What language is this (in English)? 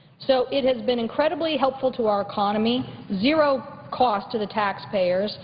English